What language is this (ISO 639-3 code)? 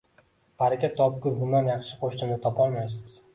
uzb